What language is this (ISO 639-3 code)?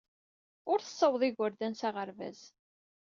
kab